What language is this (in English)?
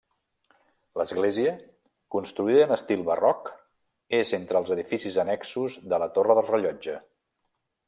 Catalan